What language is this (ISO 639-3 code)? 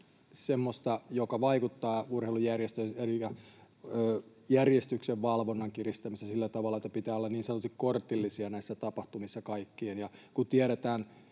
fin